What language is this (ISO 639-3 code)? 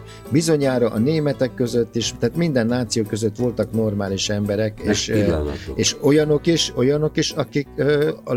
hun